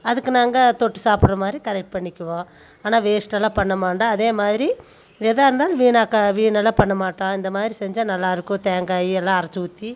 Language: Tamil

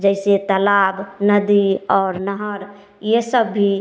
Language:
Hindi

